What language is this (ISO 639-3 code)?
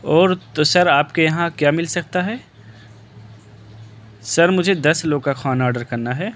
urd